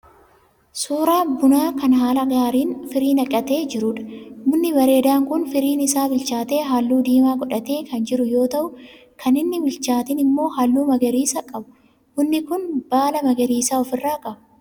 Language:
Oromo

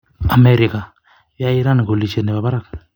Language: Kalenjin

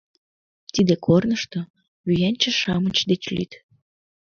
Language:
Mari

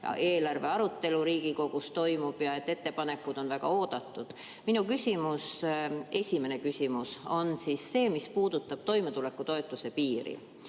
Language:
Estonian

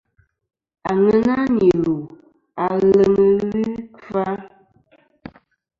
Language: Kom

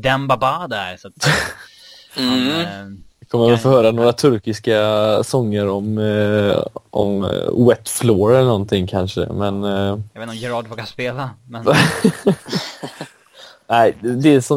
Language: Swedish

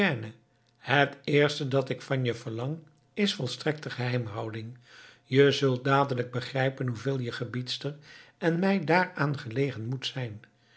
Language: Dutch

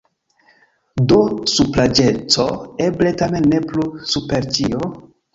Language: Esperanto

